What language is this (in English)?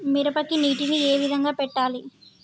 Telugu